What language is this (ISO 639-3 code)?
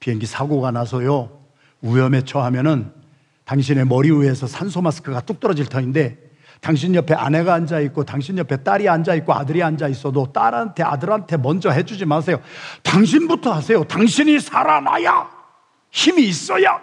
kor